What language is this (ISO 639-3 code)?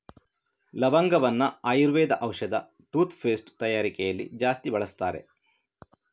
kan